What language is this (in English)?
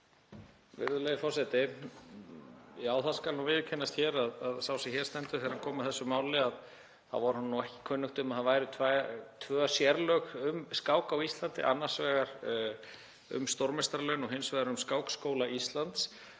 Icelandic